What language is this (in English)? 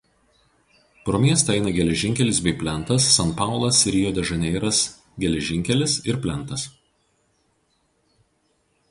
Lithuanian